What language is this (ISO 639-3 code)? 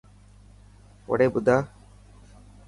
mki